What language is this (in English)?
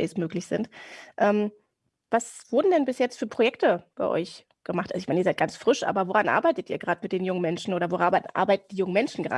German